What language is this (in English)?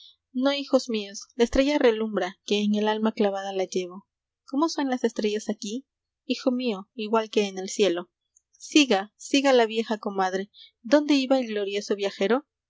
Spanish